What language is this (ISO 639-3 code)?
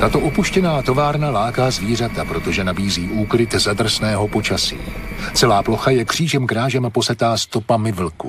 ces